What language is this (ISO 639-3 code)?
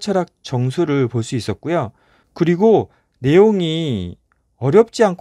kor